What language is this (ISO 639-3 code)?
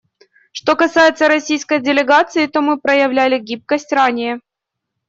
rus